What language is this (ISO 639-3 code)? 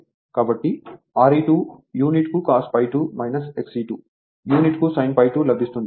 tel